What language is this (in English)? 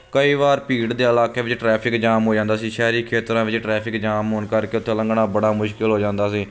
Punjabi